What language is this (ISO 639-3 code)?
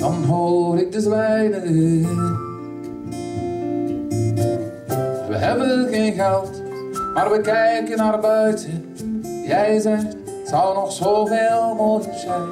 nld